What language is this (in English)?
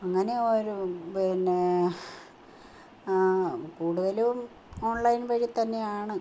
Malayalam